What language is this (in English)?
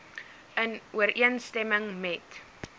Afrikaans